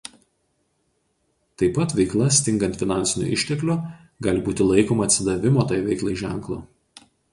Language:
Lithuanian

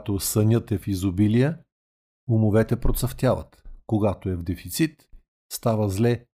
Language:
Bulgarian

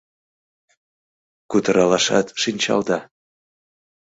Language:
Mari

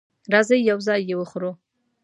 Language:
Pashto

